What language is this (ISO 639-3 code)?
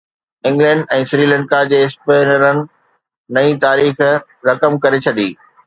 snd